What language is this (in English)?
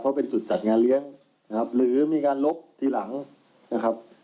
Thai